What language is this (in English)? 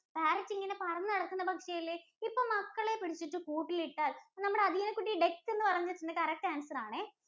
Malayalam